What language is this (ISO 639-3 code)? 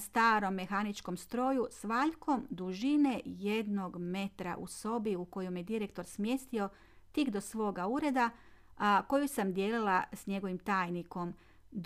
hrv